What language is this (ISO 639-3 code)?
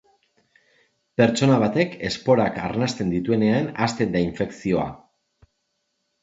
eus